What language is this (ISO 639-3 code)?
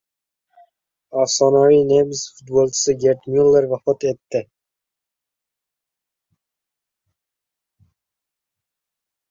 uzb